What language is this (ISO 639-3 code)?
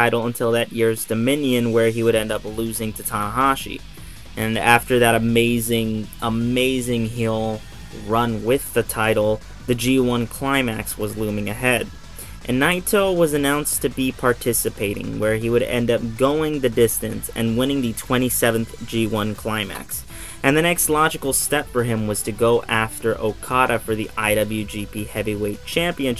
eng